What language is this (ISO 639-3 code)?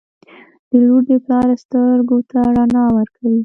pus